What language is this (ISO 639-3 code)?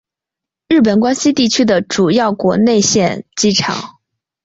zho